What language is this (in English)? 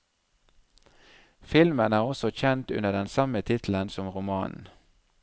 Norwegian